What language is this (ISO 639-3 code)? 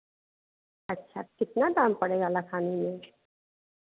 hin